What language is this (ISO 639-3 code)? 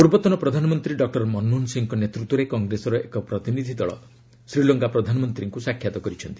ori